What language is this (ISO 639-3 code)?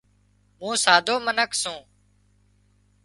kxp